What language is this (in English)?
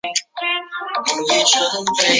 Chinese